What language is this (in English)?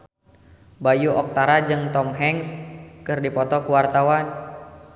Sundanese